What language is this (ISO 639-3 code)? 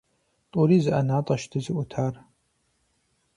kbd